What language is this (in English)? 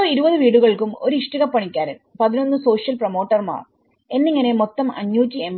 Malayalam